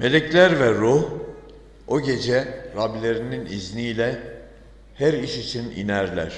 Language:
Turkish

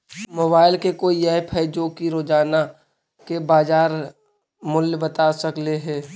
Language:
Magahi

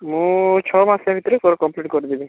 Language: Odia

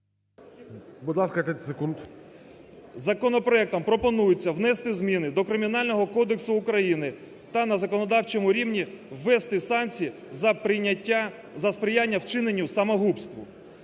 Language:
Ukrainian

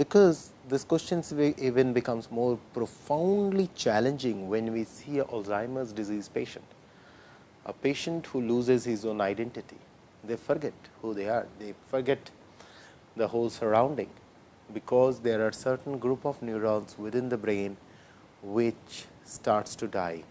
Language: English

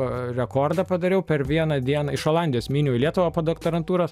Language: Lithuanian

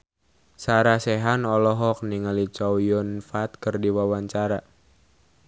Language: Sundanese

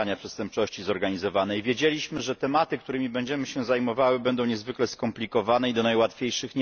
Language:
Polish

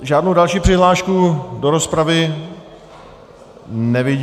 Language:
Czech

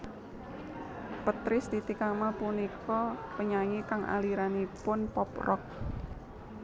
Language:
Javanese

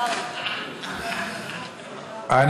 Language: Hebrew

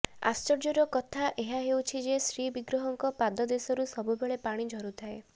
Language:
Odia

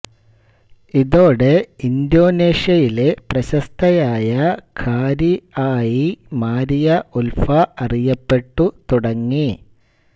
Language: Malayalam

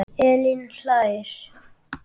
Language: Icelandic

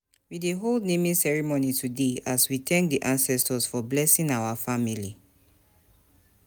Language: Nigerian Pidgin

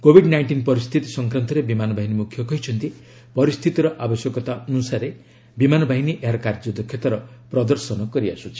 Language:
Odia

